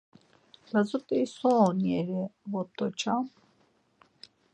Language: Laz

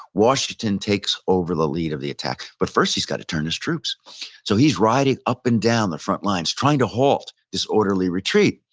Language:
English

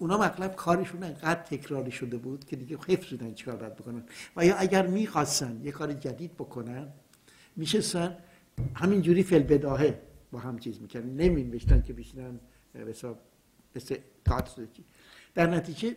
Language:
Persian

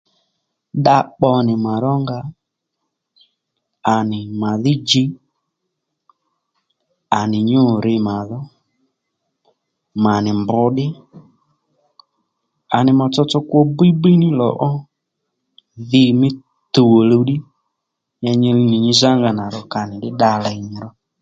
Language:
Lendu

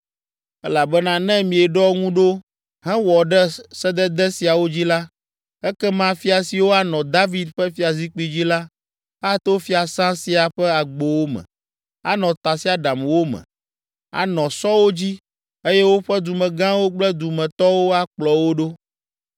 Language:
Ewe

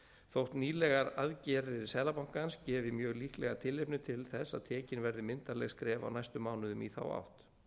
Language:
Icelandic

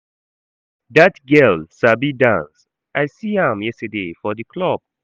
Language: Nigerian Pidgin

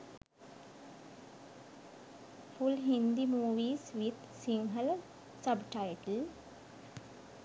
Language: Sinhala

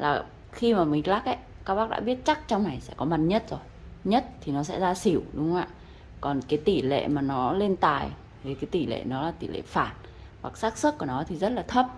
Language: Vietnamese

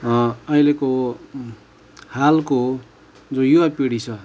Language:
Nepali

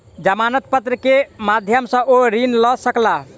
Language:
Maithili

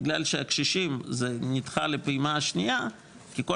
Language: Hebrew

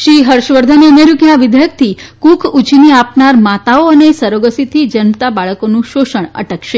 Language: Gujarati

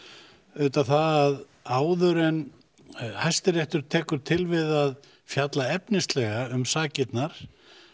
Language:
Icelandic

